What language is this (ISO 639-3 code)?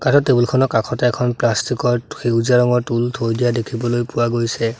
asm